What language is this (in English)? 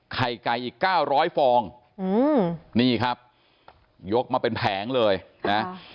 Thai